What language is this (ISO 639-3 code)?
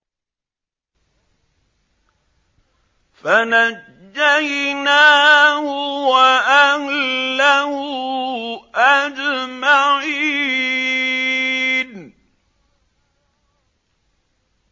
ara